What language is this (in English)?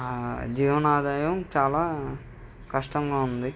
Telugu